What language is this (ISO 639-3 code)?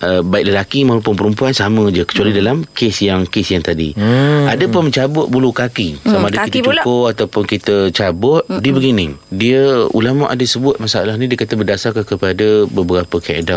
msa